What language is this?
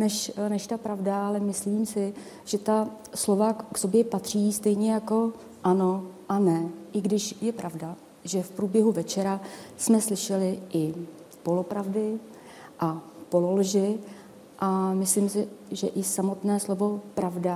Czech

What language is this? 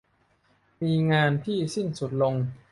Thai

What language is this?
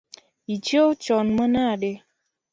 Luo (Kenya and Tanzania)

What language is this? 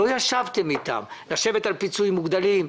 Hebrew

